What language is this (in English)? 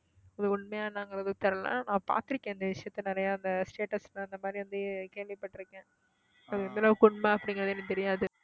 Tamil